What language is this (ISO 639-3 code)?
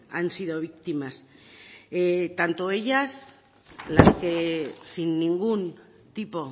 spa